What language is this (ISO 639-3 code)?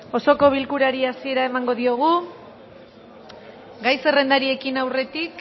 eus